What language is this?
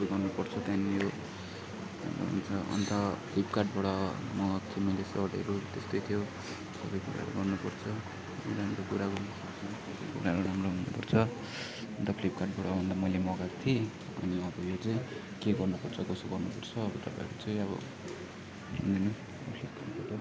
Nepali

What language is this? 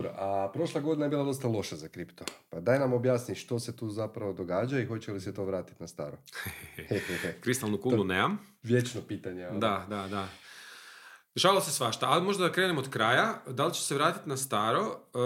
Croatian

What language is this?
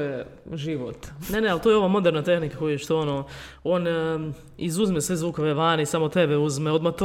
Croatian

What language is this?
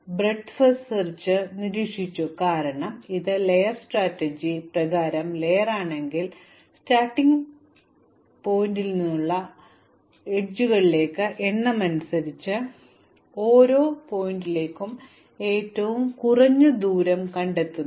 Malayalam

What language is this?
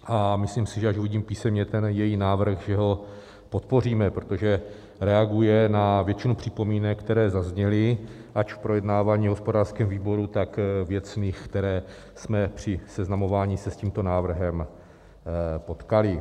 Czech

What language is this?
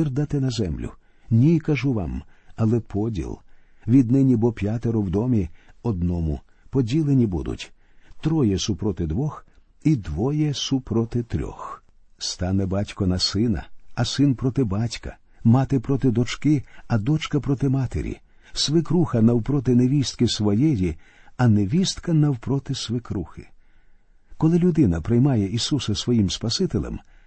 Ukrainian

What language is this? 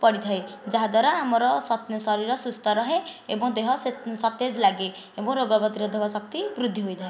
Odia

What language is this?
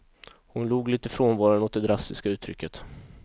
Swedish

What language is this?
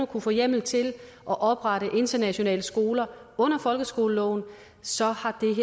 Danish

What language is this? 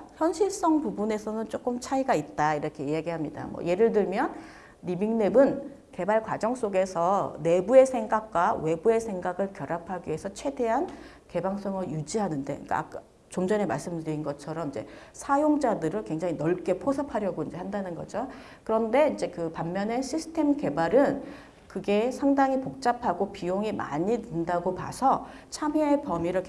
Korean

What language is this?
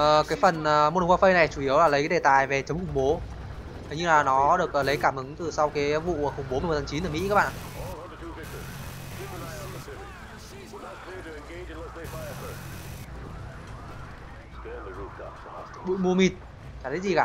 Vietnamese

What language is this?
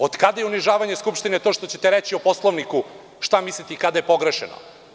Serbian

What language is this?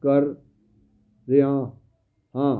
Punjabi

